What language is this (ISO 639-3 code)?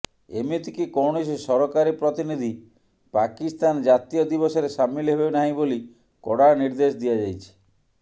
ori